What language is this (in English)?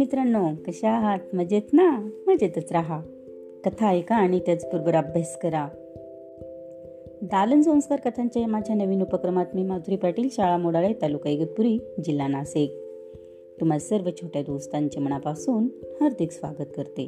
Marathi